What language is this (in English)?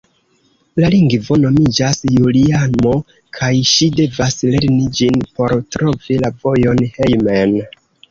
Esperanto